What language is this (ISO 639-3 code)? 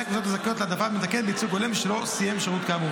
heb